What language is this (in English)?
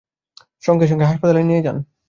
Bangla